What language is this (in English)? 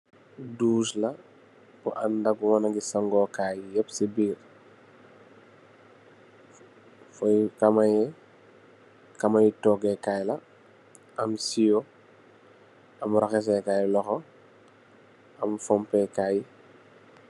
Wolof